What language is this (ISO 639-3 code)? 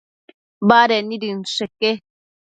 mcf